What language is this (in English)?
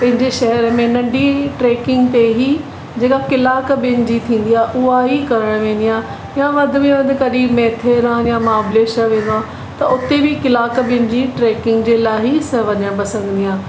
Sindhi